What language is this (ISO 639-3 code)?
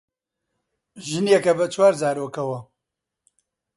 ckb